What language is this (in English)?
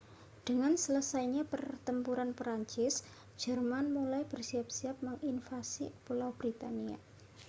Indonesian